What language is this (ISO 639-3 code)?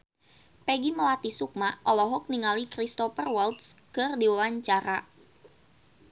sun